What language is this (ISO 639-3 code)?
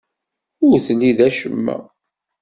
kab